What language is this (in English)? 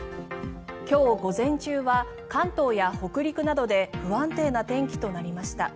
Japanese